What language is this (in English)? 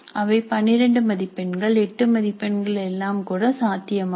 Tamil